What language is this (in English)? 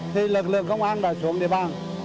Vietnamese